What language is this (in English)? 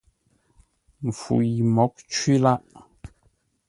Ngombale